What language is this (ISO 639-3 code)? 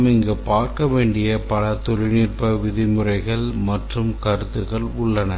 tam